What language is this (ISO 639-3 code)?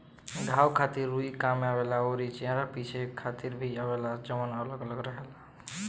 bho